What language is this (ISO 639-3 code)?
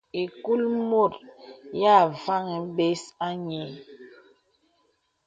beb